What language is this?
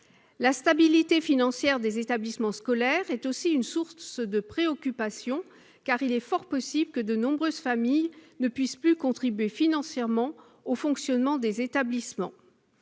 French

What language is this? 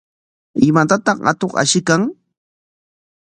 Corongo Ancash Quechua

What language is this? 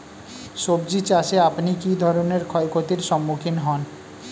Bangla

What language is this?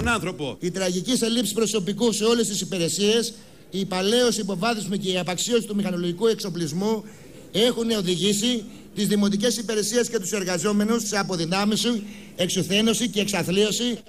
Greek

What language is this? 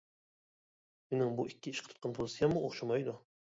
Uyghur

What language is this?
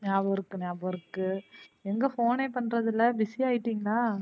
Tamil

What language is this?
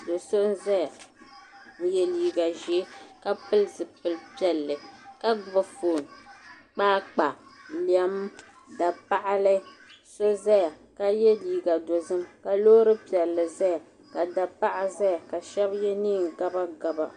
Dagbani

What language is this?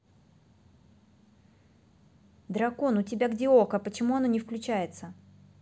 Russian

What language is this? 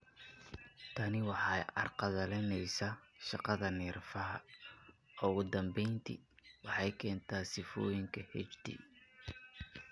Somali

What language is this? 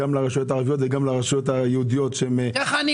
Hebrew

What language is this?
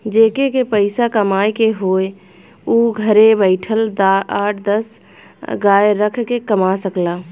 Bhojpuri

